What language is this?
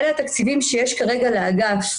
Hebrew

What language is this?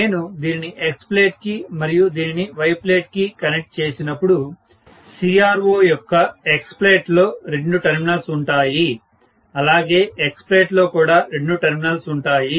Telugu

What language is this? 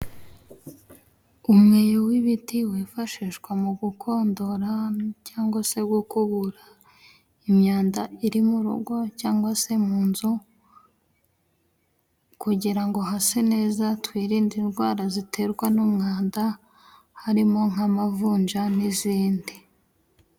Kinyarwanda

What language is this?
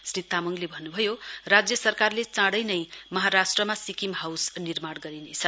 Nepali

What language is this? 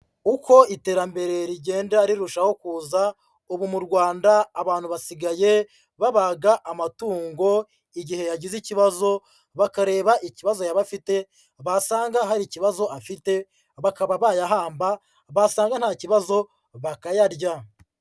Kinyarwanda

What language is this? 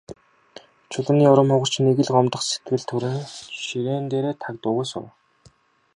Mongolian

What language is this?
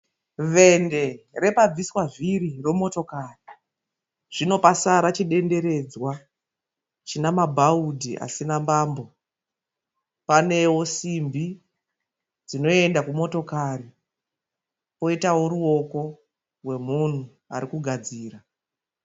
Shona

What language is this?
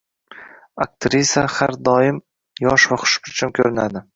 Uzbek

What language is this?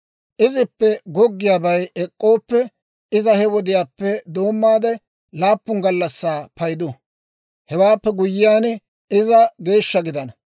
Dawro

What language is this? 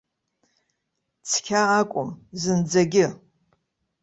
Abkhazian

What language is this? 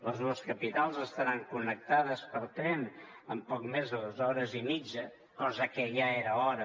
Catalan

